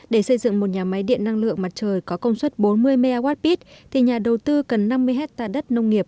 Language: Vietnamese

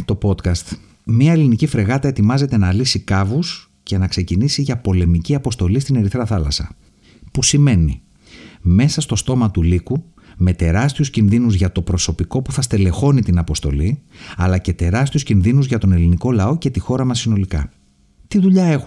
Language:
Greek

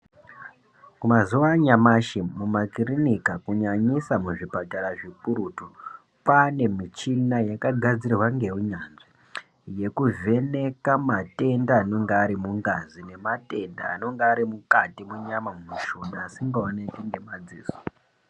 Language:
Ndau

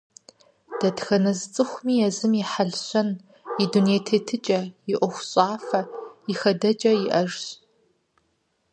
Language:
Kabardian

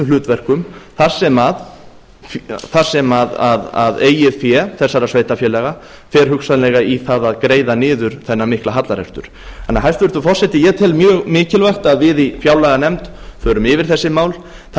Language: Icelandic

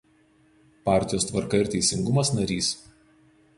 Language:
Lithuanian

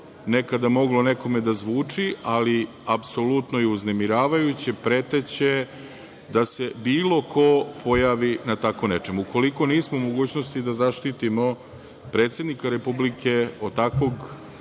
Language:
Serbian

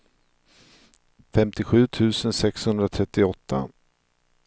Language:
Swedish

